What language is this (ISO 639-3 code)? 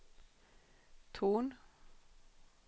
swe